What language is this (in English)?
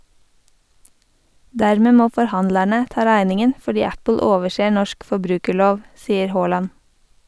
Norwegian